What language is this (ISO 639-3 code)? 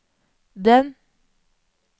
nor